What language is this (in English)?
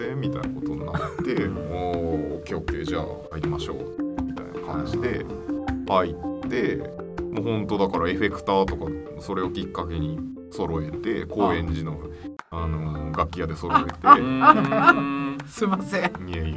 Japanese